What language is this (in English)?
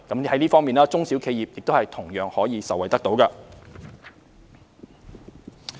Cantonese